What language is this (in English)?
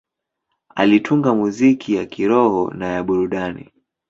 Swahili